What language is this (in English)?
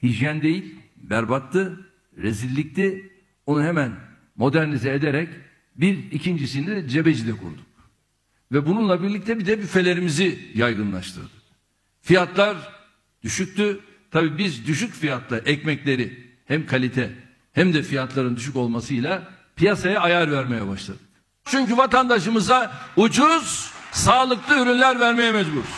Turkish